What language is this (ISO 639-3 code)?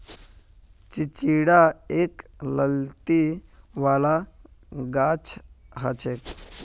mag